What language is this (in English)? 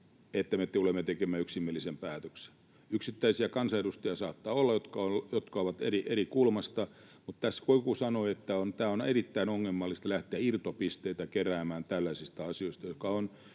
Finnish